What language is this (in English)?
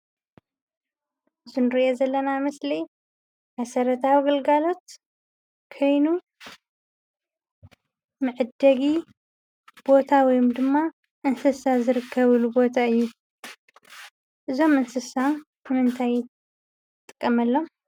Tigrinya